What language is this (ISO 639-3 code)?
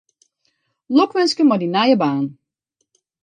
fry